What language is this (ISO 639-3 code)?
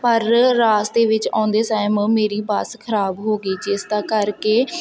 pan